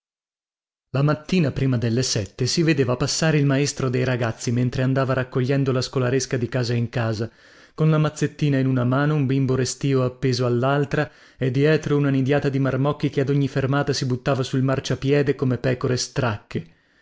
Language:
Italian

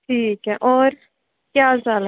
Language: Dogri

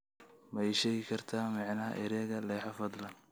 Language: Somali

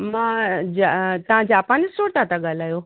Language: Sindhi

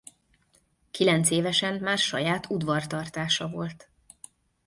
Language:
Hungarian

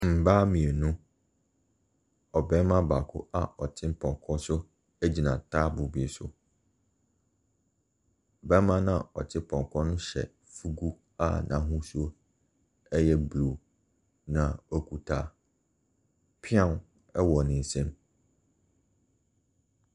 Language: Akan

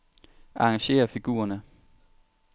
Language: Danish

